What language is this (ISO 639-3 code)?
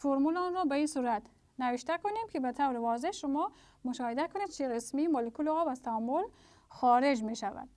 fas